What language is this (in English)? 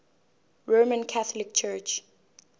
Zulu